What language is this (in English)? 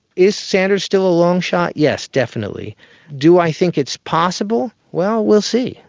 English